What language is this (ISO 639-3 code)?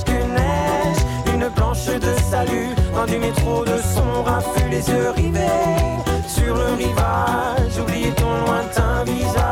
fra